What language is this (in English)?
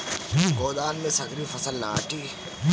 Bhojpuri